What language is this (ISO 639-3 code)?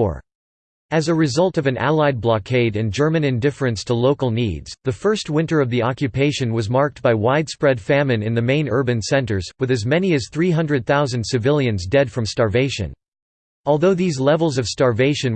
eng